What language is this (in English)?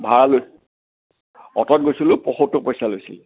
Assamese